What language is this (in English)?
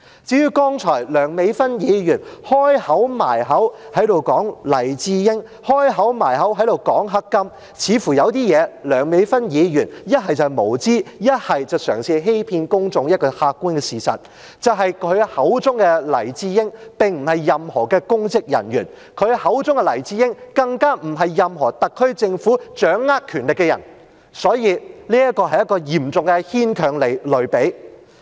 Cantonese